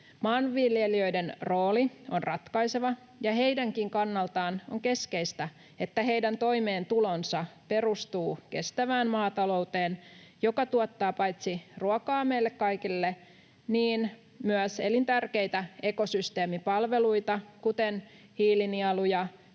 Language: Finnish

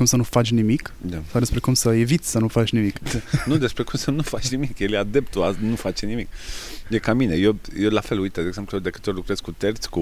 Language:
Romanian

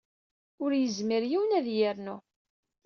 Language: Kabyle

